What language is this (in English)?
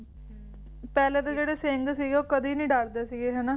Punjabi